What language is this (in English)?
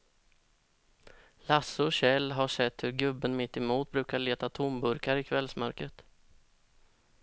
Swedish